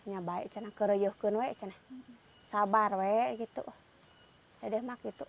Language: Indonesian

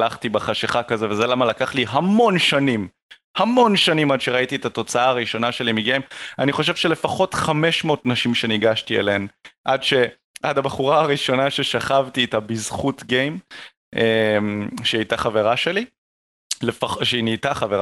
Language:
Hebrew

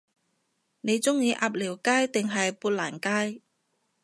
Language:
Cantonese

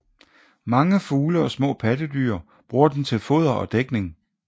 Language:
Danish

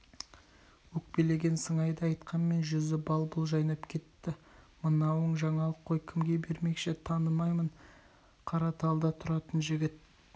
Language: Kazakh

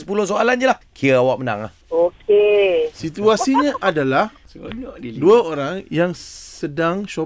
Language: Malay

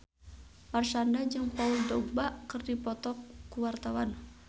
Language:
Sundanese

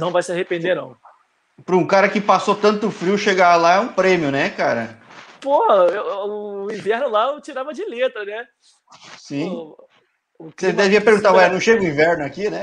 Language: Portuguese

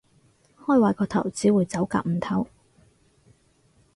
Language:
Cantonese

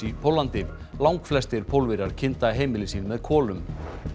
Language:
Icelandic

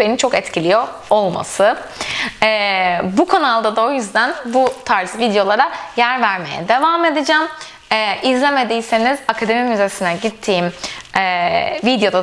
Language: Turkish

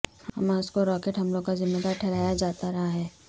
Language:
Urdu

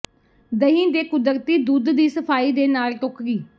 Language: Punjabi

